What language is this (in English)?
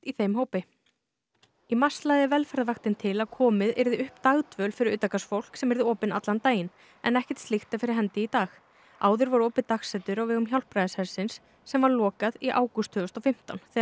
Icelandic